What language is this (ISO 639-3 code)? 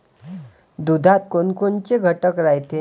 mar